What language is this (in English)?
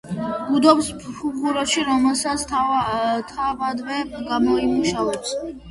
Georgian